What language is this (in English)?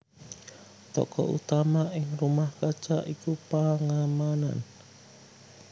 Javanese